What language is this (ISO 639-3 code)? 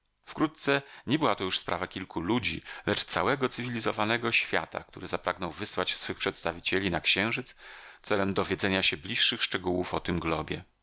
pol